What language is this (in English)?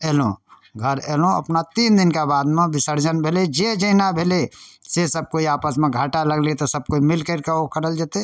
Maithili